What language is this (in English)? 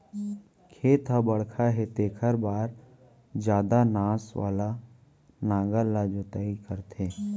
Chhattisgarhi